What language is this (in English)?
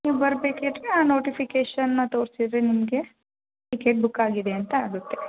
Kannada